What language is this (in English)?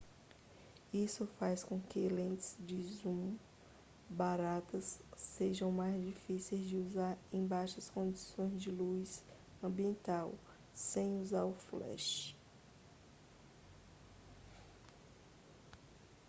Portuguese